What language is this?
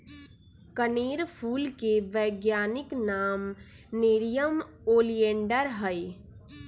Magahi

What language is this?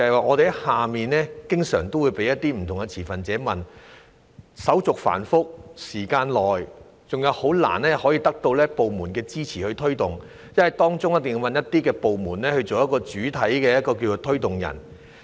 Cantonese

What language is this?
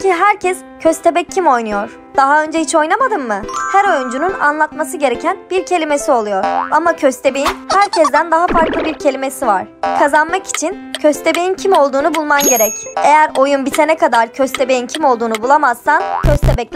Turkish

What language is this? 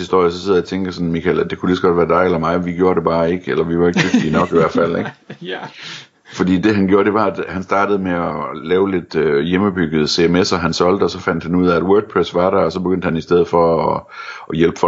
Danish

